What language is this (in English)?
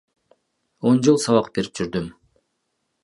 Kyrgyz